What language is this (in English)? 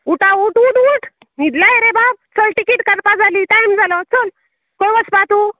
Konkani